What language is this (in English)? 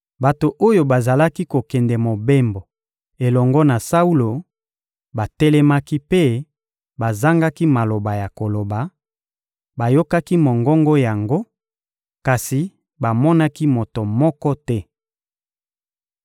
Lingala